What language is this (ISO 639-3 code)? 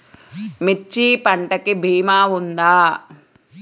tel